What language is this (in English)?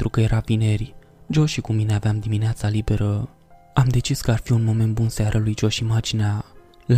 Romanian